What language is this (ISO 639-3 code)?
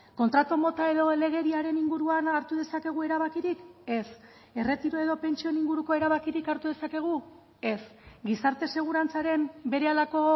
eus